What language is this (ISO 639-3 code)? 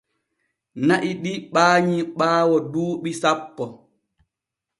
fue